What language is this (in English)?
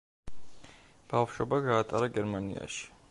Georgian